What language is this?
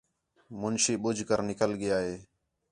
Khetrani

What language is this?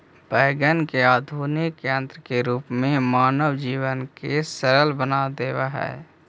Magahi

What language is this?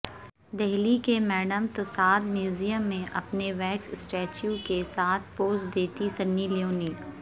Urdu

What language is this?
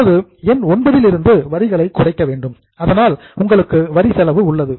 Tamil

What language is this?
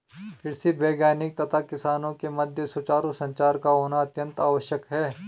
Hindi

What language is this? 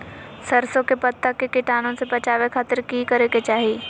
Magahi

